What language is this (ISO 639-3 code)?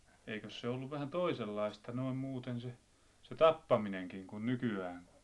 fin